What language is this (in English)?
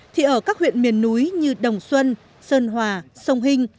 Vietnamese